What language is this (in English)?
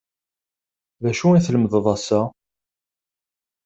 Kabyle